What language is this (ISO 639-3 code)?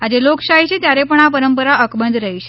guj